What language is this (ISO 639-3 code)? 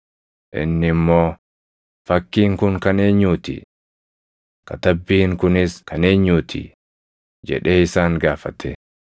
orm